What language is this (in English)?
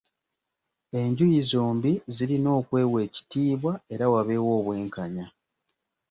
Ganda